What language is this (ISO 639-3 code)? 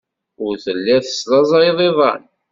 kab